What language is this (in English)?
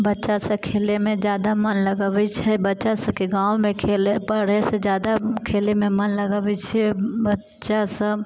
Maithili